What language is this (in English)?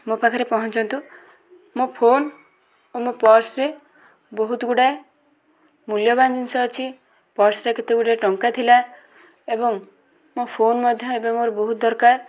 Odia